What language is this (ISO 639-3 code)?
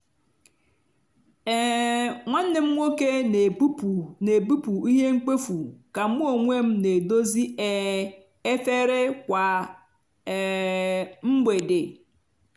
ibo